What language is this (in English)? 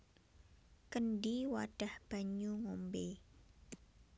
Javanese